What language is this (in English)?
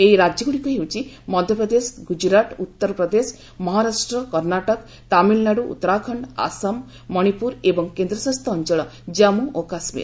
Odia